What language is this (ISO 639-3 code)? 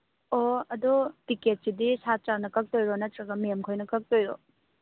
mni